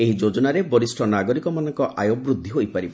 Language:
Odia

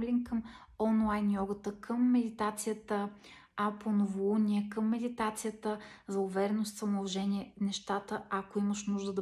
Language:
Bulgarian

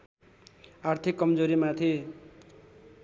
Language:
Nepali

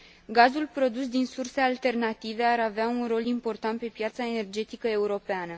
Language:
Romanian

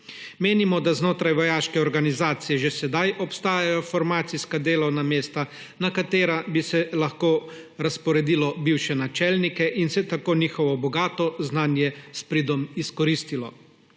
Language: Slovenian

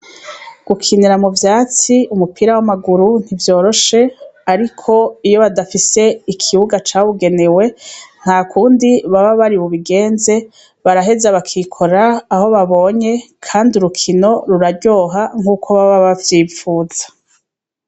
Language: Rundi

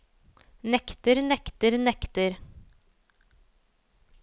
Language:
Norwegian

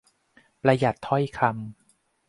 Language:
Thai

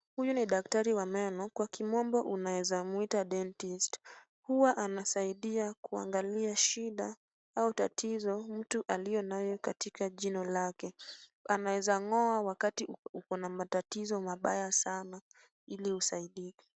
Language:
Swahili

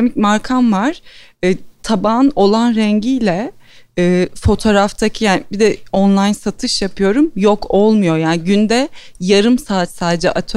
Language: Turkish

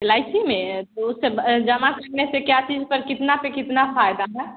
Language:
Hindi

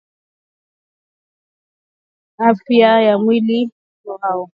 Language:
Swahili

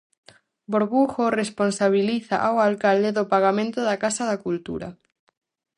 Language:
Galician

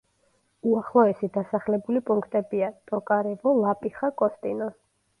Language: Georgian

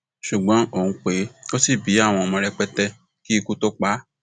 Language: Yoruba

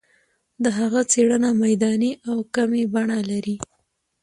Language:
Pashto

